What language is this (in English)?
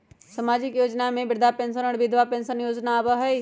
Magahi